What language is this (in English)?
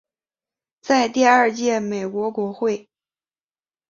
Chinese